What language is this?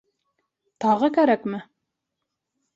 Bashkir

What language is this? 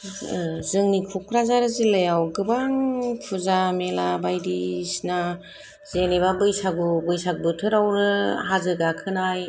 Bodo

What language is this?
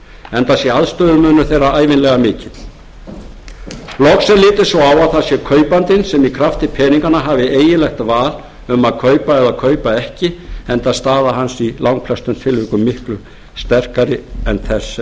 Icelandic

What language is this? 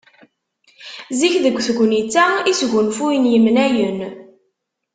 Kabyle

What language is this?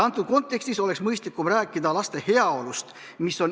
Estonian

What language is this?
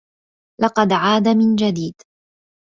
Arabic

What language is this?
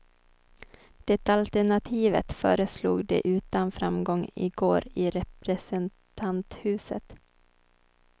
Swedish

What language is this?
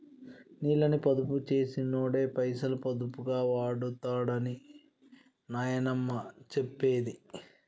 Telugu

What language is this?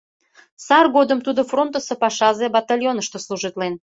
Mari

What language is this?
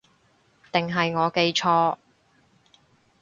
Cantonese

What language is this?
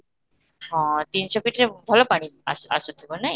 Odia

